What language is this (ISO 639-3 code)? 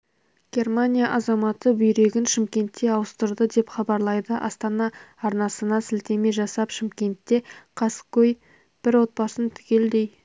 kaz